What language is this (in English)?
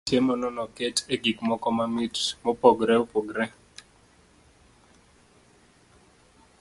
Luo (Kenya and Tanzania)